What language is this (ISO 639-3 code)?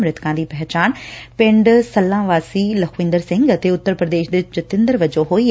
pan